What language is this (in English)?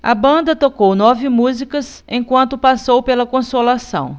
Portuguese